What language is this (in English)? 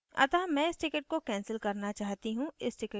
Hindi